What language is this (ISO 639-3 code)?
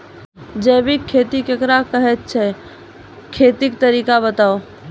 mai